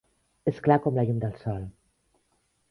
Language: Catalan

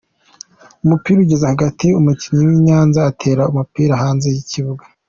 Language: Kinyarwanda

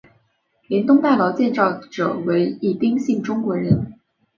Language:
Chinese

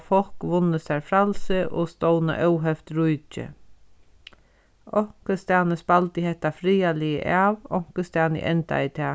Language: Faroese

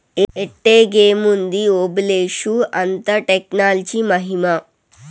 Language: Telugu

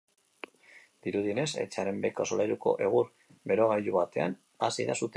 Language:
Basque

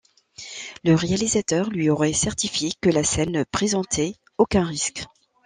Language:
French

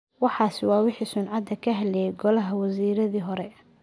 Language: Somali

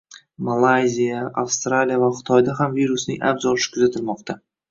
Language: Uzbek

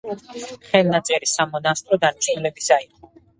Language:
Georgian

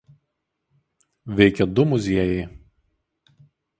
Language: Lithuanian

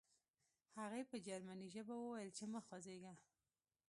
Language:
Pashto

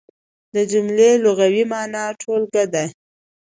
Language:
Pashto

